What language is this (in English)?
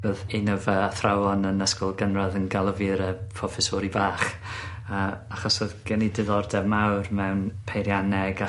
Welsh